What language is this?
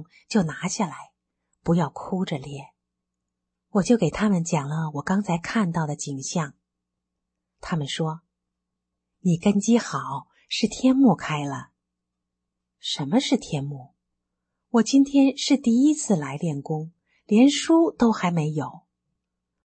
Chinese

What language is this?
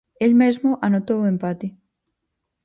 Galician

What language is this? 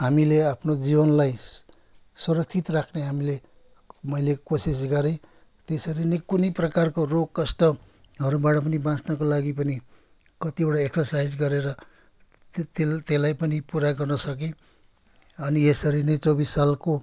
Nepali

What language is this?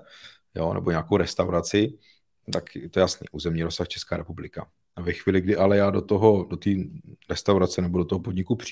Czech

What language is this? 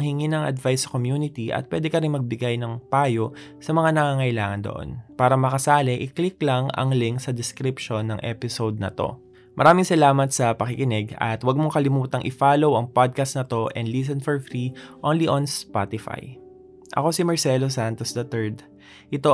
Filipino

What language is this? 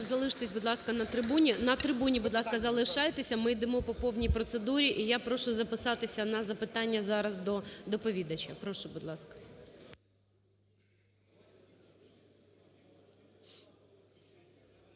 Ukrainian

